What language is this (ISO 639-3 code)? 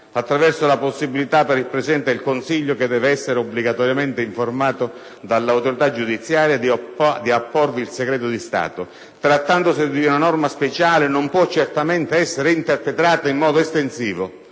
ita